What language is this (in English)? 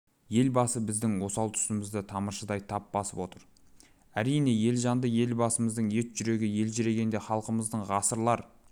Kazakh